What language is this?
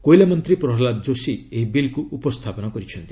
Odia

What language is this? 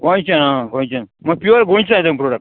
Konkani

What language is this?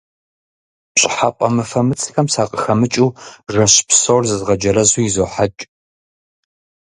Kabardian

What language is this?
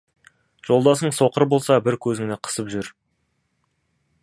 Kazakh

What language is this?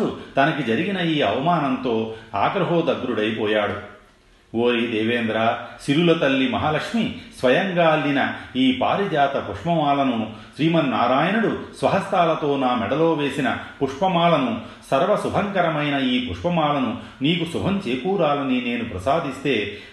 Telugu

